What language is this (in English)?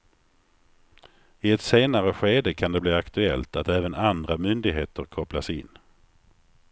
Swedish